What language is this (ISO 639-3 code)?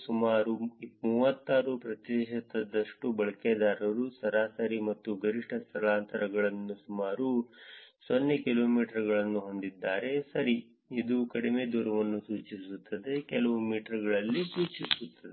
kan